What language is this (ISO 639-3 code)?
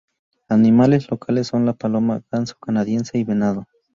spa